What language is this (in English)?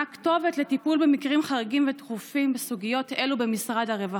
Hebrew